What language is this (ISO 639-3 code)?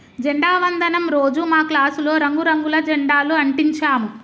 tel